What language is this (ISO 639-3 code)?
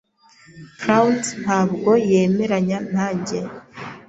kin